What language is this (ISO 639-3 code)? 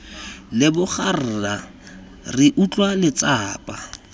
tsn